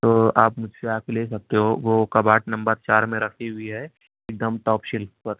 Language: Urdu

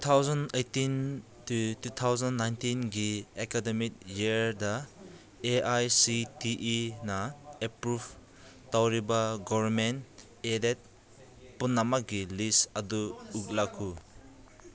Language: Manipuri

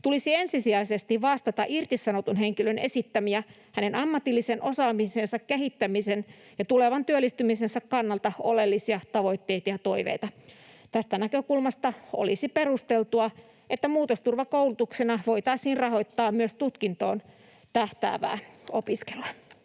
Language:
Finnish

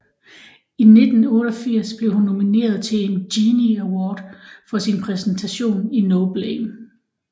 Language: Danish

